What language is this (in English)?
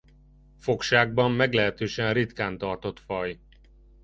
Hungarian